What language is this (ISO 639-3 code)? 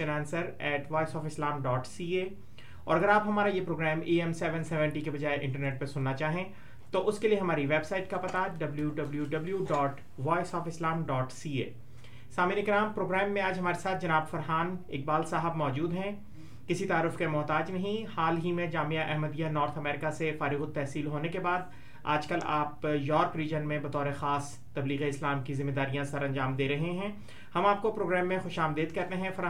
urd